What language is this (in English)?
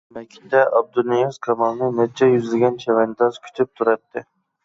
Uyghur